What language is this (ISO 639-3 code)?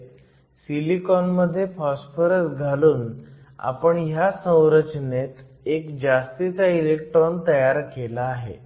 mar